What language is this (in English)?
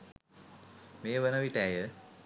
Sinhala